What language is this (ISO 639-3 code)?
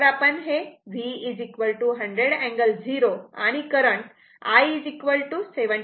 mar